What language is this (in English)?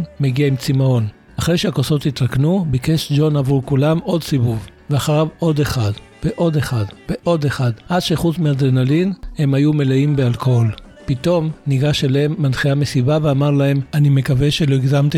Hebrew